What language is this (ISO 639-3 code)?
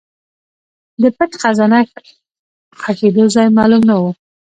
pus